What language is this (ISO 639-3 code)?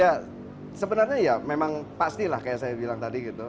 ind